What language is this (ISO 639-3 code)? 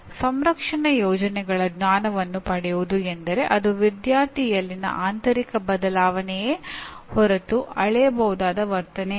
kan